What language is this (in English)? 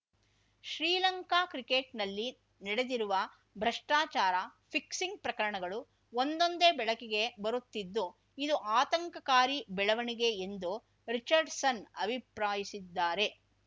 Kannada